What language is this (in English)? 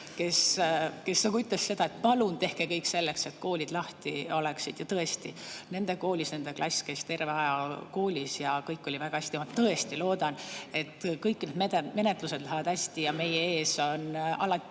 Estonian